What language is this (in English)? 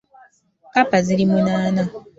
Ganda